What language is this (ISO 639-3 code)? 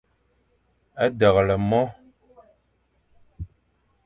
fan